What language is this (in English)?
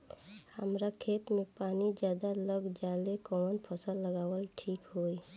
Bhojpuri